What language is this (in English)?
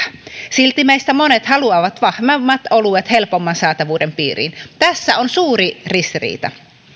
Finnish